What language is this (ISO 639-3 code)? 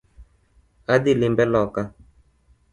luo